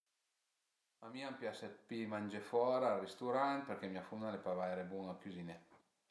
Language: Piedmontese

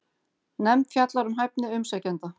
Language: Icelandic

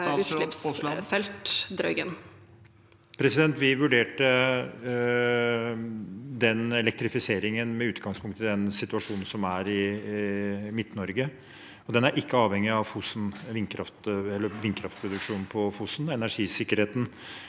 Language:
Norwegian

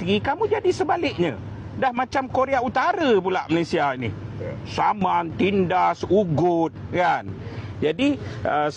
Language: Malay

